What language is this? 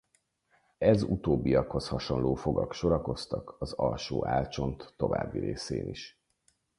Hungarian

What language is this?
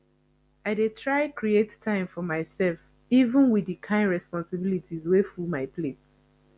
Nigerian Pidgin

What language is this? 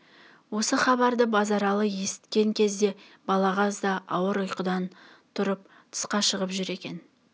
Kazakh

